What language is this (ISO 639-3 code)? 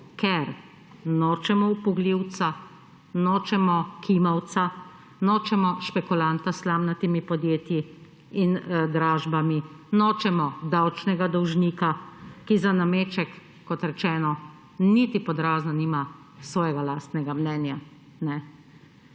slv